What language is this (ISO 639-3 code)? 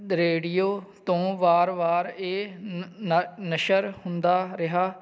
pan